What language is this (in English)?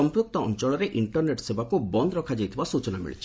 Odia